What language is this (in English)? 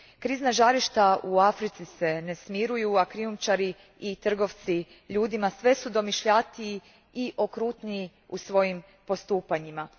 Croatian